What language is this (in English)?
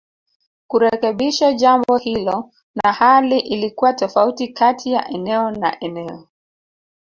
Swahili